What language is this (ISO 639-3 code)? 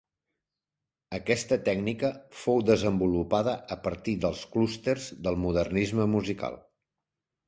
cat